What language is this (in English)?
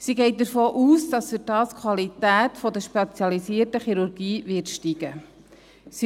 Swiss German